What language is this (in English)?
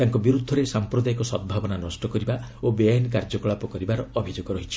Odia